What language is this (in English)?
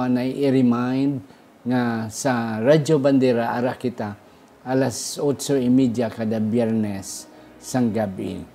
Filipino